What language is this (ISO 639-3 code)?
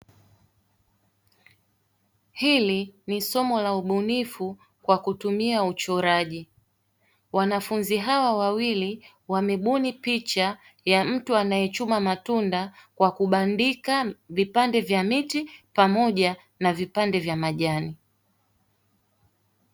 swa